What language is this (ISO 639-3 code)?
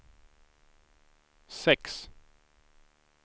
swe